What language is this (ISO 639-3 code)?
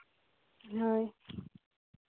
sat